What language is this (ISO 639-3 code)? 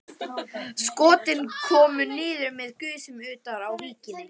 isl